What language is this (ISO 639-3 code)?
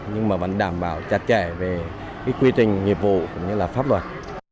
vie